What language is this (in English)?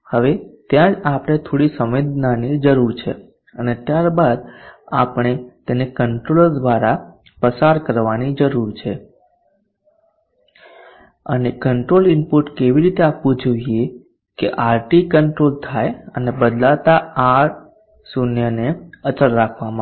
Gujarati